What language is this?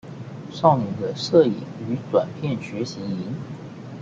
Chinese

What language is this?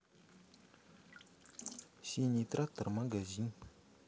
Russian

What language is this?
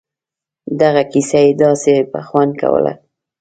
Pashto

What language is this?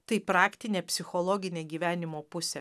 Lithuanian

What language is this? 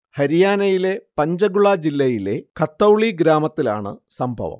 Malayalam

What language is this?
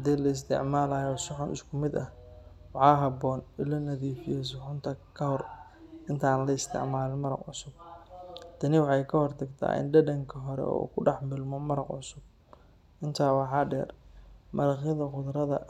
Somali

